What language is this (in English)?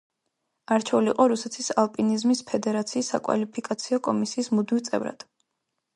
Georgian